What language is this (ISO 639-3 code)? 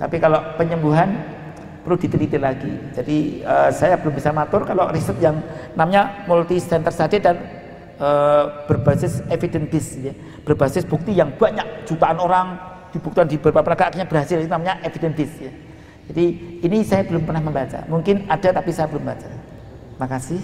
ind